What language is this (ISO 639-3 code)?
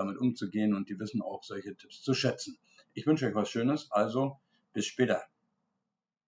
deu